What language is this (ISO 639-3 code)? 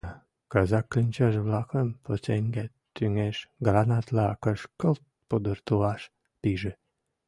chm